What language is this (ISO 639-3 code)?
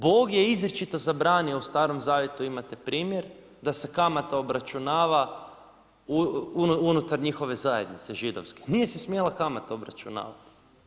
hrv